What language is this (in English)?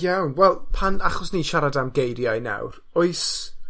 Welsh